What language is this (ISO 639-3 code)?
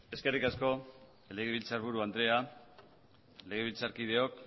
eus